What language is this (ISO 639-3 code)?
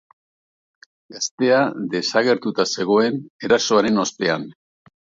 eus